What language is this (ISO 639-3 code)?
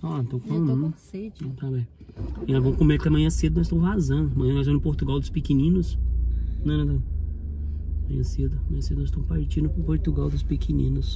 por